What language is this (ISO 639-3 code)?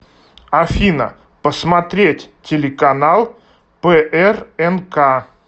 rus